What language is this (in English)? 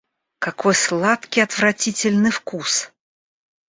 Russian